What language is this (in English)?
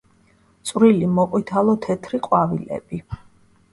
Georgian